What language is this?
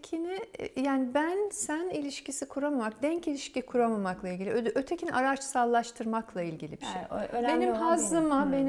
Turkish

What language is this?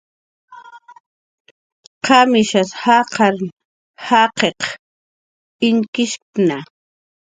Jaqaru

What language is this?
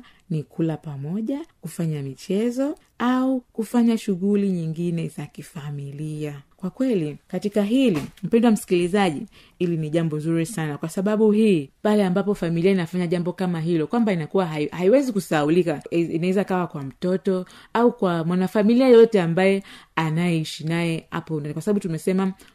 Swahili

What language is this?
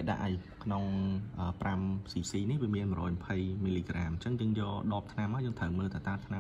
Thai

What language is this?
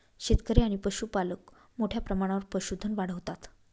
Marathi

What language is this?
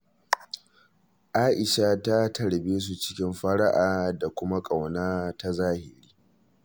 Hausa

